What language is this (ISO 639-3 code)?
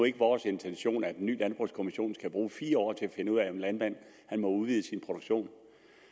dan